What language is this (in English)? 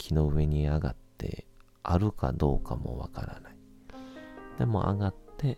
Japanese